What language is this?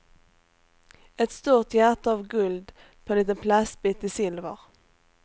Swedish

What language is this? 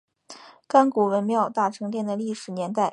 Chinese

